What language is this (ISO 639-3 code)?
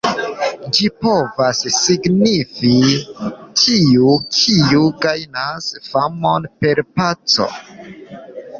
epo